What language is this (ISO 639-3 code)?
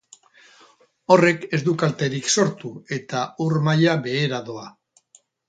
eus